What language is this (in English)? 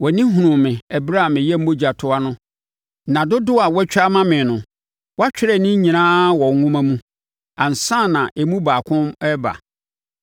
Akan